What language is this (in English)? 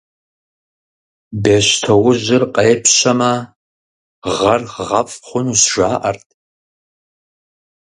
Kabardian